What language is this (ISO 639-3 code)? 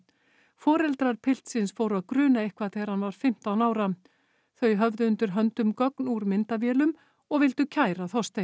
isl